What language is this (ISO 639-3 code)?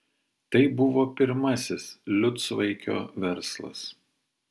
lit